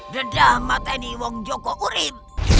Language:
Indonesian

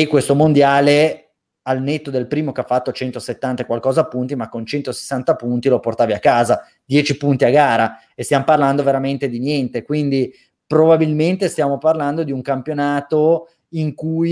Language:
Italian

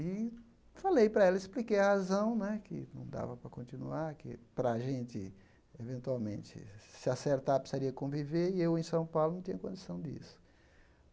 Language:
Portuguese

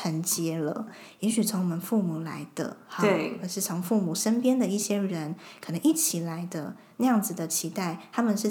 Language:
Chinese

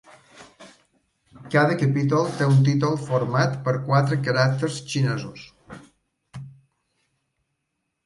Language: Catalan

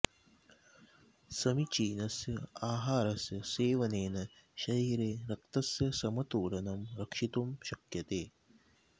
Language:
Sanskrit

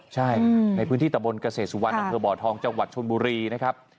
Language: Thai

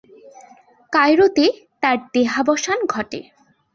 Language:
Bangla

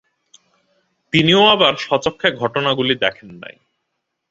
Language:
Bangla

